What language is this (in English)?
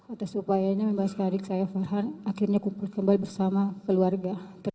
Indonesian